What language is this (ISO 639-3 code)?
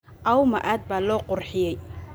som